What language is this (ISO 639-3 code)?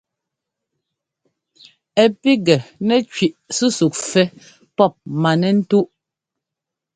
jgo